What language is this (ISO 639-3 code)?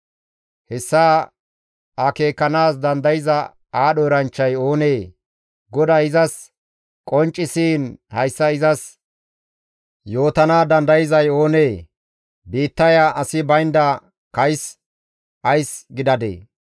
gmv